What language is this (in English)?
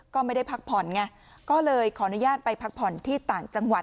Thai